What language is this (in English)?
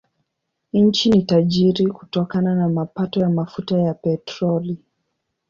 Swahili